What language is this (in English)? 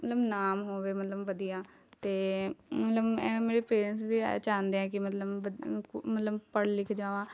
Punjabi